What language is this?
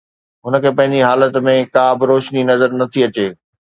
Sindhi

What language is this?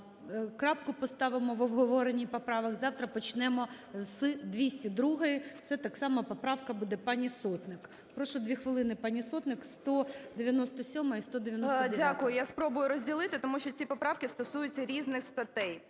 Ukrainian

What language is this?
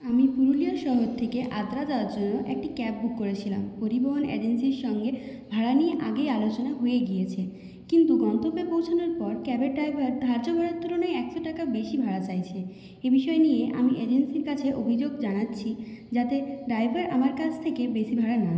Bangla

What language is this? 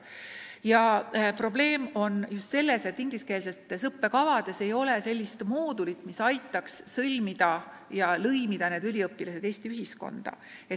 Estonian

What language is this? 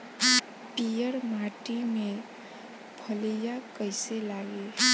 Bhojpuri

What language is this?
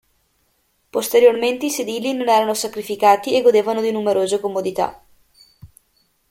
Italian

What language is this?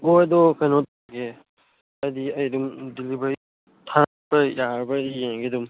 Manipuri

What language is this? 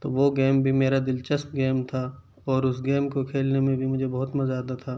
Urdu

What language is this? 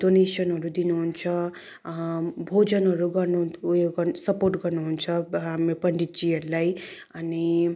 Nepali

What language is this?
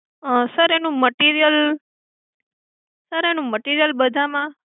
Gujarati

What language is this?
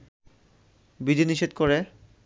Bangla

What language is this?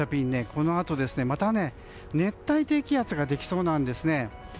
Japanese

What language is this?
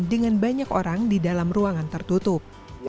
Indonesian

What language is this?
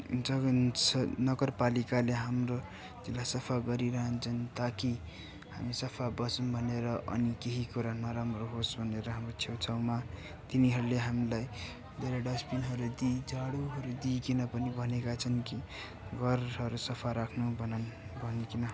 Nepali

